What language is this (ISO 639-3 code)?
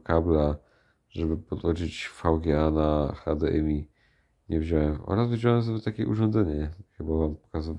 pol